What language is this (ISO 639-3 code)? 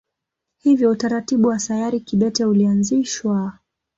swa